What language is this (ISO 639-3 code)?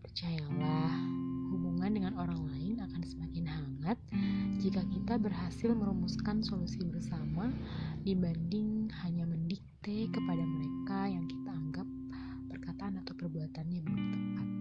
ind